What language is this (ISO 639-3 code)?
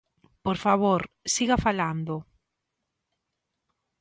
glg